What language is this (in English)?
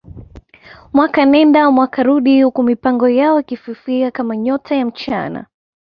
Swahili